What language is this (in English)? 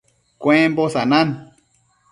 Matsés